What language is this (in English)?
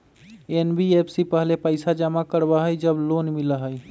Magahi